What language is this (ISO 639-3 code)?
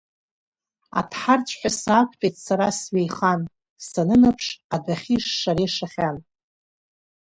abk